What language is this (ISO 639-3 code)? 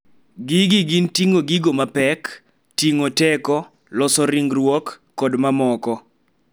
luo